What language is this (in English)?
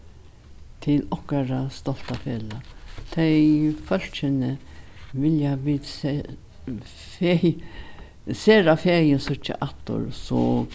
Faroese